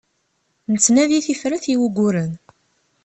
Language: Kabyle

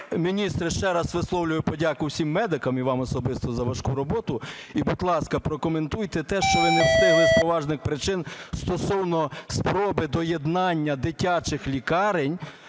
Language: Ukrainian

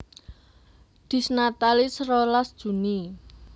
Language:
Javanese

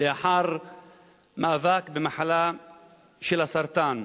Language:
Hebrew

